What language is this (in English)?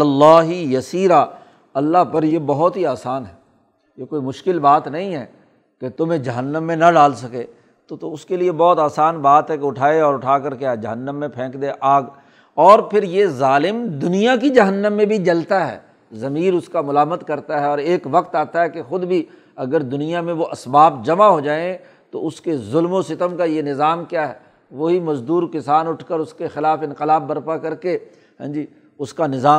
Urdu